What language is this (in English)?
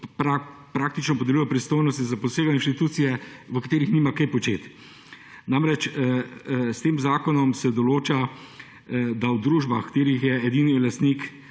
Slovenian